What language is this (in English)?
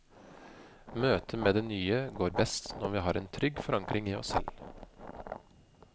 Norwegian